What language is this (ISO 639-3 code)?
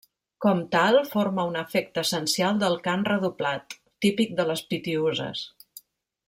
cat